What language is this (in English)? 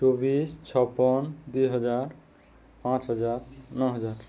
Odia